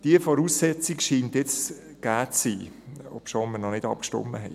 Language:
Swiss German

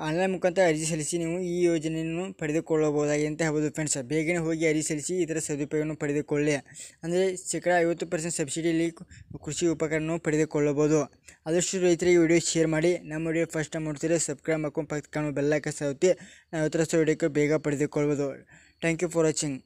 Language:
Kannada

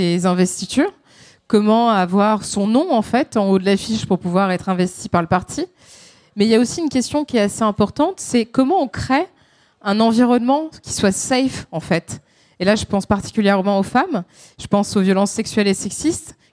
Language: French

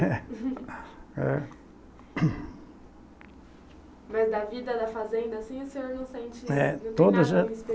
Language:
Portuguese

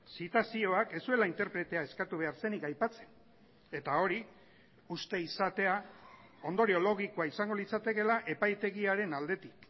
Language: Basque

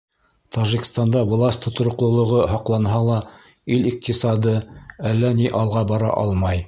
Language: Bashkir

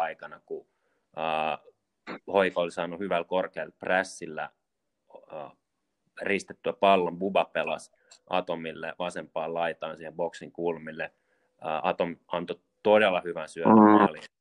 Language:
Finnish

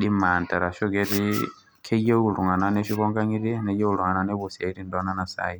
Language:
Masai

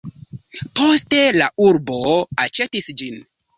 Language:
Esperanto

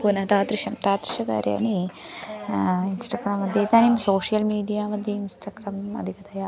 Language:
Sanskrit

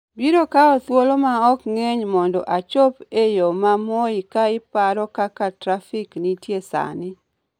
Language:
Luo (Kenya and Tanzania)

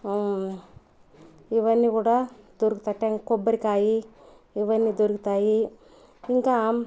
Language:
Telugu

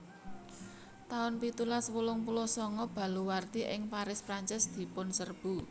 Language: Javanese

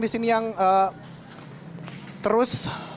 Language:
Indonesian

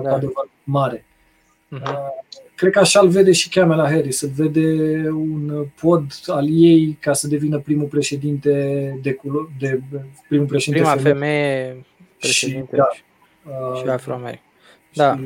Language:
Romanian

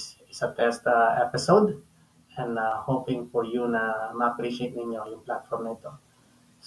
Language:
Filipino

